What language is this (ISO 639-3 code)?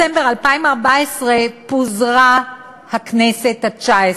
heb